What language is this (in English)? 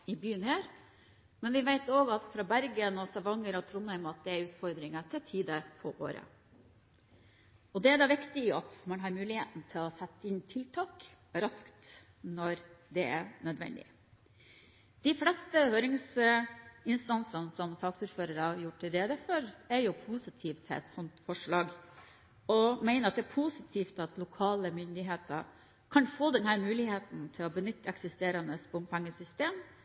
Norwegian Bokmål